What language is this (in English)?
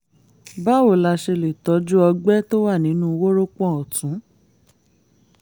Yoruba